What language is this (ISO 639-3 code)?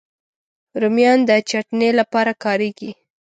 pus